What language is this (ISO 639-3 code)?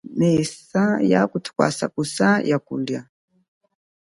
cjk